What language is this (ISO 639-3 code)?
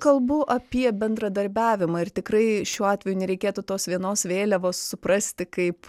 lit